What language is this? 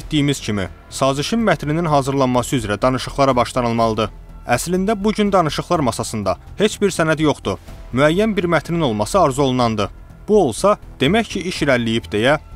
Turkish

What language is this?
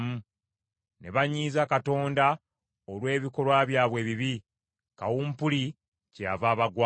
Ganda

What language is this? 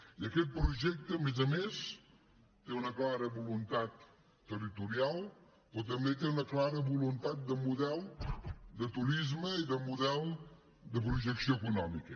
Catalan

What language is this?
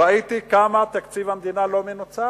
Hebrew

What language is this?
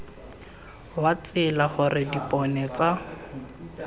Tswana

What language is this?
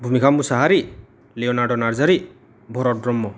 Bodo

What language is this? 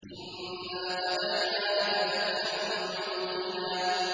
Arabic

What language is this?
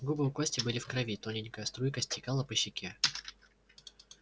Russian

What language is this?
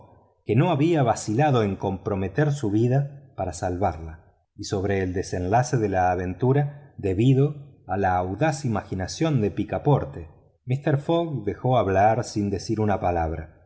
Spanish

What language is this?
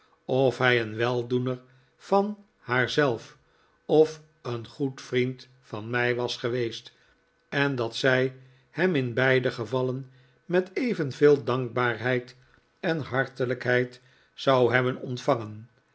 Dutch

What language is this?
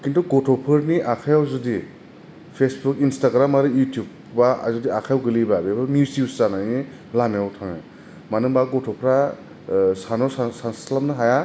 Bodo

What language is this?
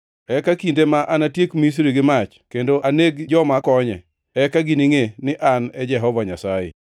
Luo (Kenya and Tanzania)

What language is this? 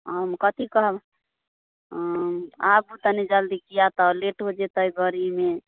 Maithili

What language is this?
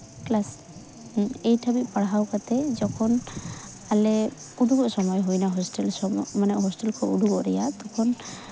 Santali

